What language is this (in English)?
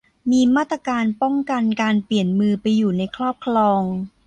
Thai